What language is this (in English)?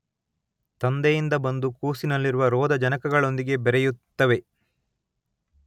Kannada